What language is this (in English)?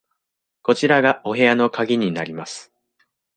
Japanese